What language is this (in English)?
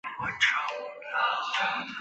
Chinese